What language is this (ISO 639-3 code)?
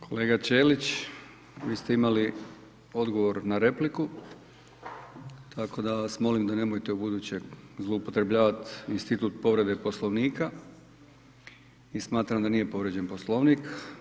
hrv